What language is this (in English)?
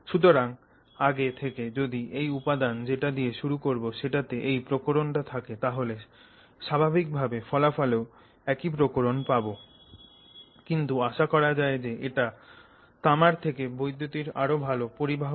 Bangla